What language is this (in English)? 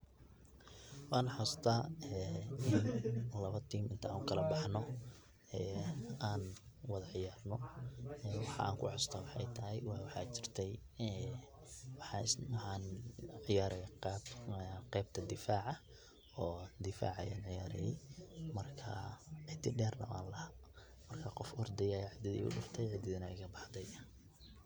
Somali